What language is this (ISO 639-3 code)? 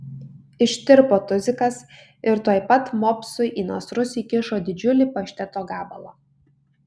lit